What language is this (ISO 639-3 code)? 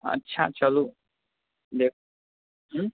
mai